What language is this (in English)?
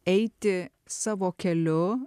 Lithuanian